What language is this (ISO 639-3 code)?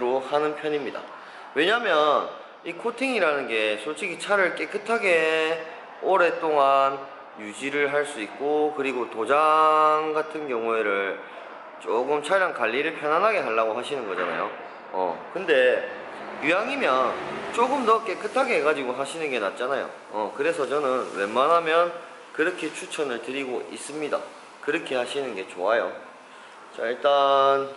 kor